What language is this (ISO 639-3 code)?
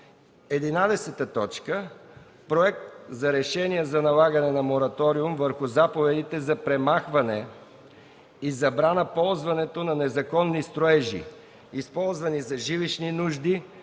bul